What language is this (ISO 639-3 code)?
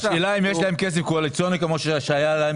heb